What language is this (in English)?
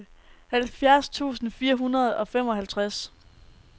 Danish